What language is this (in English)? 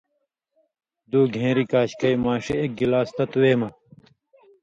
Indus Kohistani